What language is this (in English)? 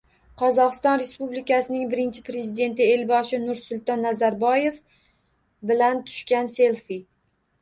Uzbek